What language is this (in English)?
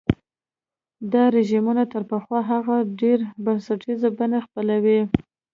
Pashto